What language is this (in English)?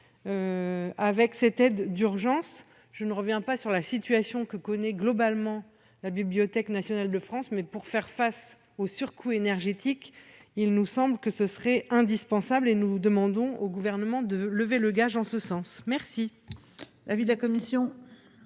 French